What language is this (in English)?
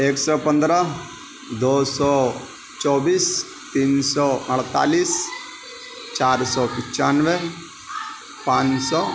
Urdu